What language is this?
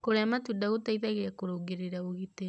Kikuyu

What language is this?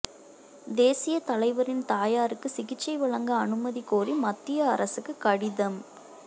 Tamil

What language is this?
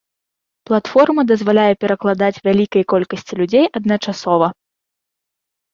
Belarusian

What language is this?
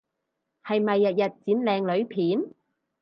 Cantonese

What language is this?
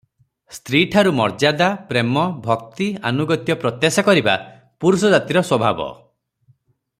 Odia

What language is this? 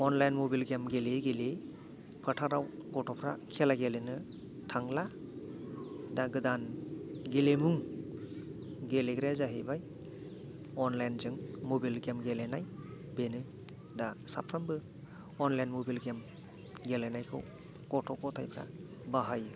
Bodo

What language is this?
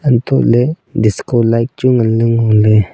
Wancho Naga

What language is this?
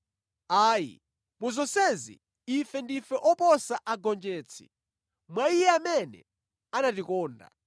Nyanja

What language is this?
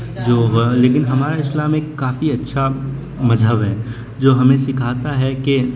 Urdu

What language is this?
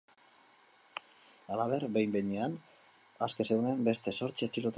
Basque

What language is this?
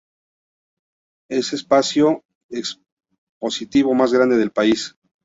Spanish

